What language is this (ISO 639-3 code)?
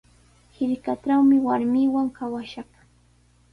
qws